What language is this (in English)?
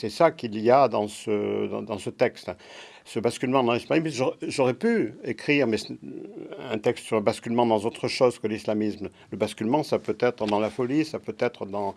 French